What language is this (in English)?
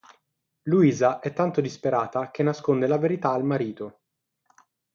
Italian